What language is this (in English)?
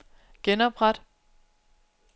Danish